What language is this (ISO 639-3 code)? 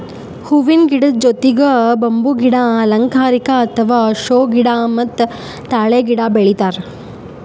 kan